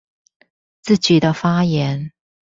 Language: Chinese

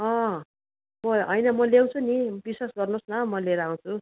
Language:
Nepali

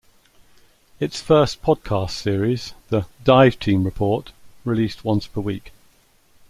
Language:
English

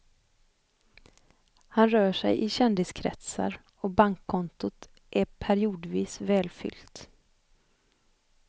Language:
Swedish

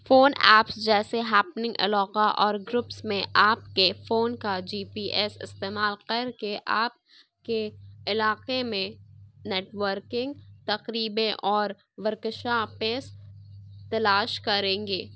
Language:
Urdu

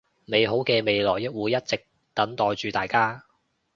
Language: Cantonese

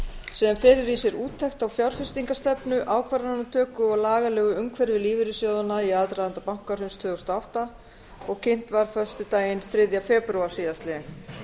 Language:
Icelandic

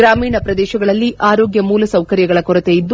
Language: Kannada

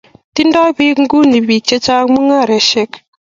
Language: Kalenjin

